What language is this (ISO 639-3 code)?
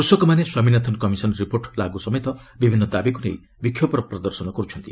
ori